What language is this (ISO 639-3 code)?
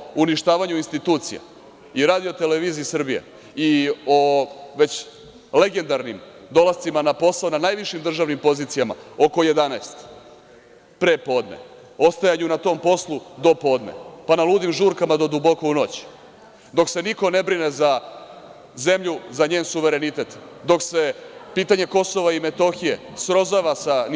srp